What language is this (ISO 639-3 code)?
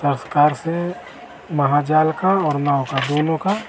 hin